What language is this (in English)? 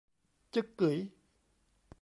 Thai